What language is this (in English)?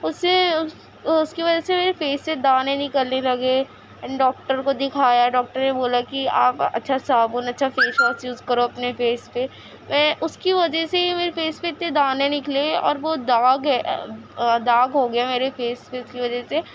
Urdu